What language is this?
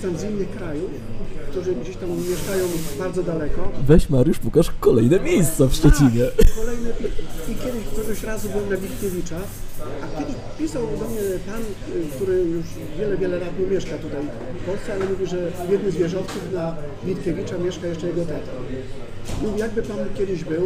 Polish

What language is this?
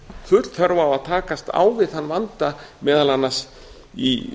Icelandic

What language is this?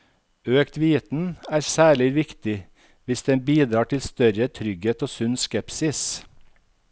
Norwegian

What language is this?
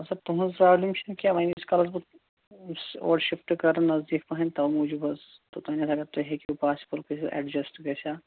Kashmiri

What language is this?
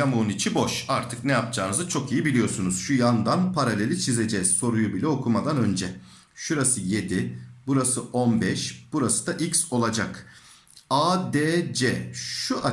Turkish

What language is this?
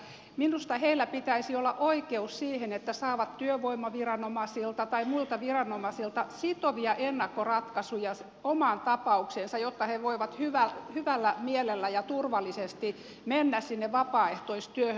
Finnish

